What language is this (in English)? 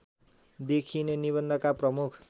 Nepali